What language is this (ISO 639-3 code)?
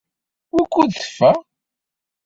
kab